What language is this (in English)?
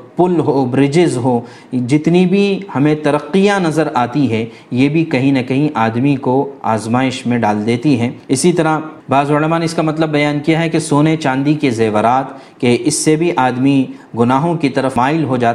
Urdu